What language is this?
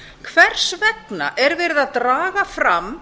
Icelandic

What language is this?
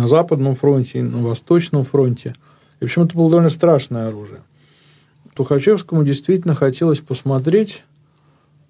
Russian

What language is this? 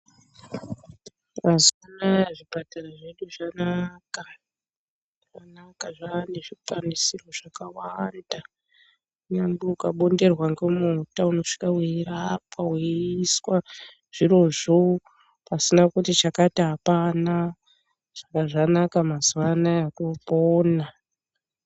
Ndau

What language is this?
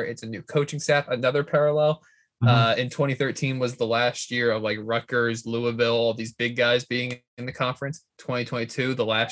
English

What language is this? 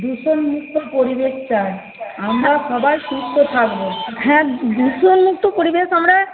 Bangla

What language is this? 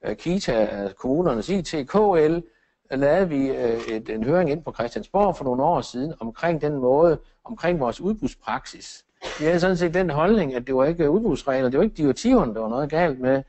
Danish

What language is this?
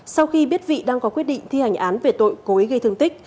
Vietnamese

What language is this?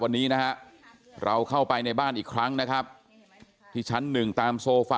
Thai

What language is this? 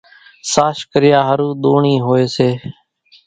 Kachi Koli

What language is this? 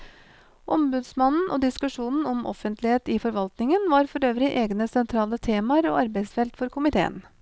Norwegian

